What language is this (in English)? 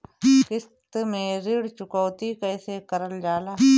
Bhojpuri